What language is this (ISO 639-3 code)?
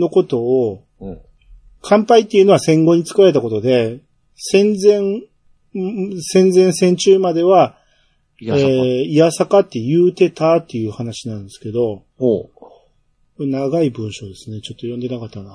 jpn